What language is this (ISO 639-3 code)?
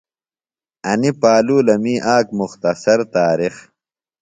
phl